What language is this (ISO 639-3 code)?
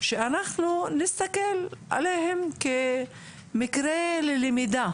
heb